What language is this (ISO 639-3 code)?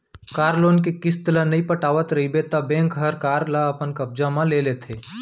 hne